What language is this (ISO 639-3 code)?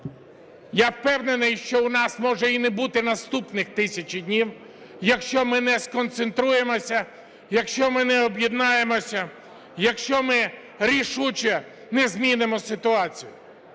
ukr